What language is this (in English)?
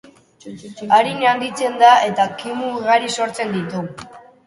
Basque